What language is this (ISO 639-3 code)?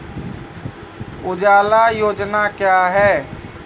mai